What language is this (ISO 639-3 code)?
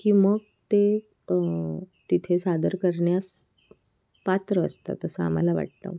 mar